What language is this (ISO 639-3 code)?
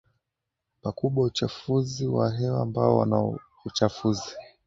swa